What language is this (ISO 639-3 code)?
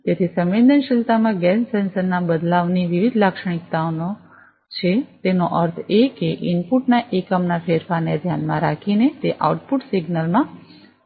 guj